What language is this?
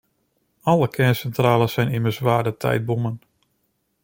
Dutch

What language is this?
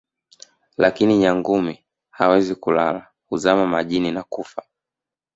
Swahili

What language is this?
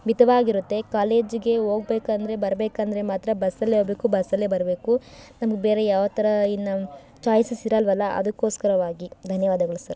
Kannada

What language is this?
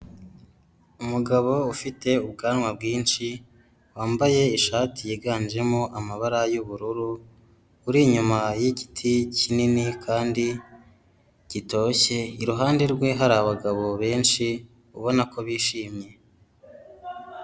Kinyarwanda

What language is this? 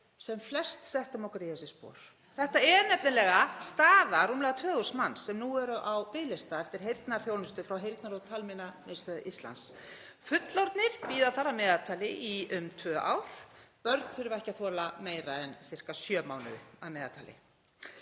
Icelandic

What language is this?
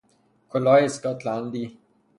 Persian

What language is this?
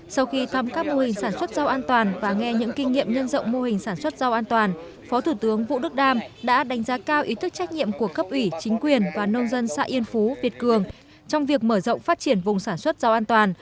Vietnamese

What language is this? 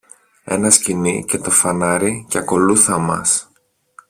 Greek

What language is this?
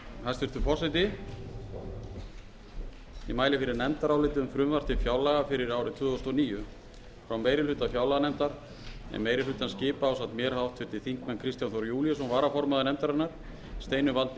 Icelandic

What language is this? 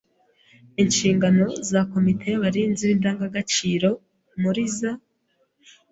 Kinyarwanda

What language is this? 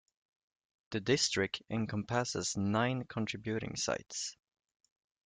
English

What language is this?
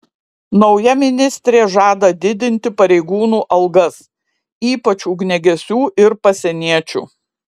Lithuanian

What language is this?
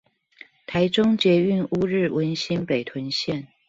Chinese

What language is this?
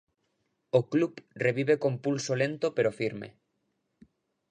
Galician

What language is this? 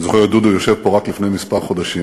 Hebrew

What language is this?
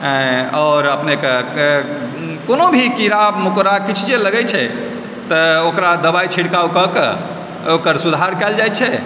Maithili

